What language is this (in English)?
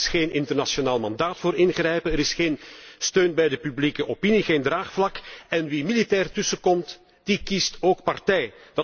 Dutch